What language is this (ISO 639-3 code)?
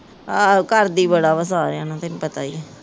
pan